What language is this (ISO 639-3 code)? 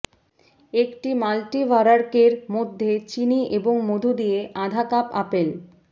ben